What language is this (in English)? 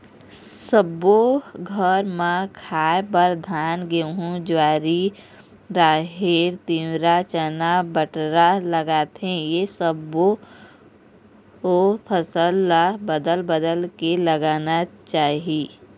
Chhattisgarhi